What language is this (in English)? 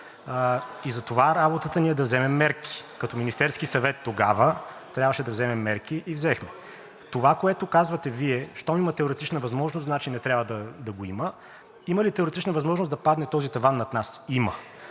Bulgarian